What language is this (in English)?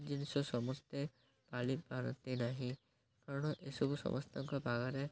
Odia